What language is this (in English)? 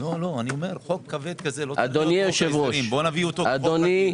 Hebrew